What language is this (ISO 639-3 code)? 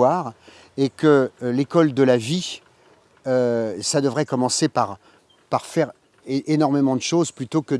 fra